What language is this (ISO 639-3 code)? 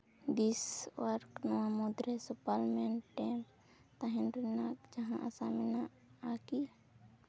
sat